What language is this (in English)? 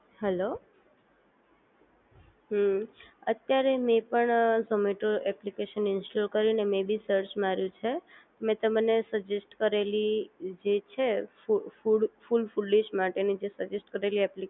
Gujarati